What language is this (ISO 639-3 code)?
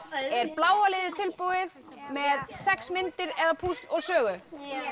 isl